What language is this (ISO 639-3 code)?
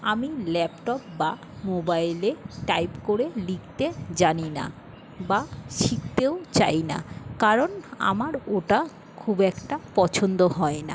ben